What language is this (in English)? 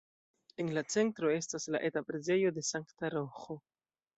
Esperanto